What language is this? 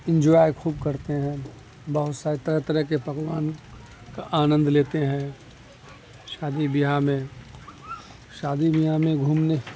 Urdu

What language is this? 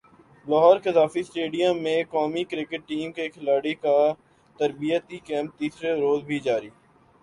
Urdu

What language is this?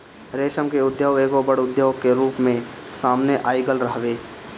Bhojpuri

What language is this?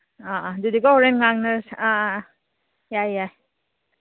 Manipuri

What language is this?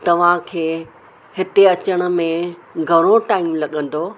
Sindhi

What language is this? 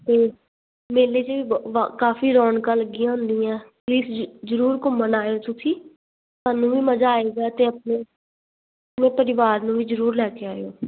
Punjabi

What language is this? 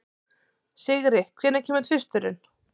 Icelandic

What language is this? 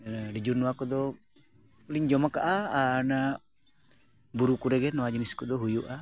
Santali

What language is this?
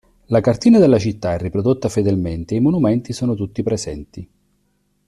Italian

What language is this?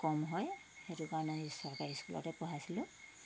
Assamese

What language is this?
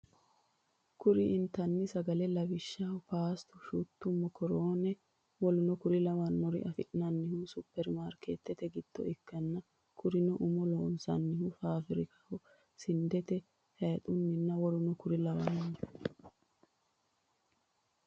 Sidamo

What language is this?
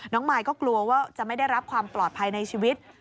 Thai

